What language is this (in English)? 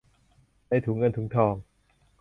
Thai